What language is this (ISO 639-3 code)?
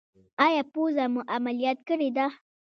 pus